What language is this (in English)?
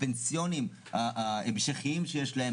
Hebrew